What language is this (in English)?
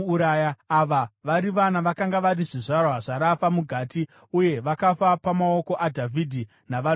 Shona